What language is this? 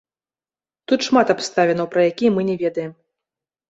Belarusian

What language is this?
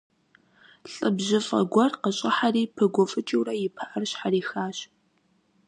Kabardian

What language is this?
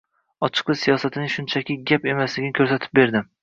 Uzbek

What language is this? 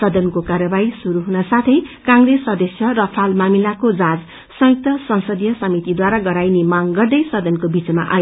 Nepali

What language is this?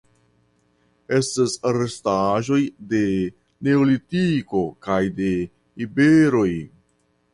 Esperanto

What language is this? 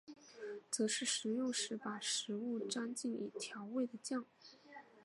Chinese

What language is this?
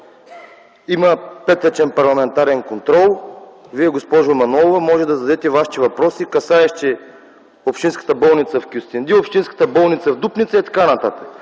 Bulgarian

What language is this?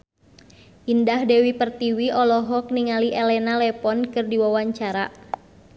Sundanese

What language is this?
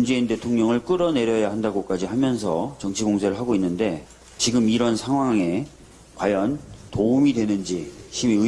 Korean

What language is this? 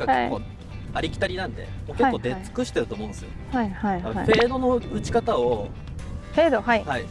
Japanese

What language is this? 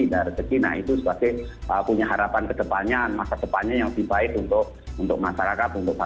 Indonesian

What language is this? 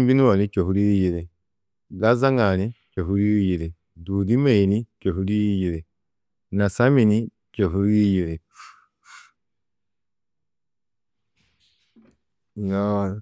Tedaga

